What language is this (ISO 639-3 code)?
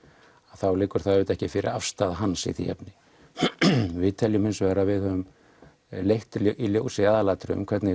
isl